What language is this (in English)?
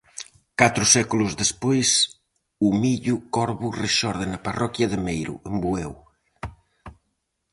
Galician